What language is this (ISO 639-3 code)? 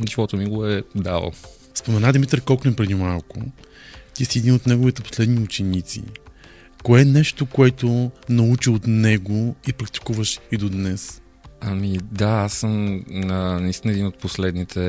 bul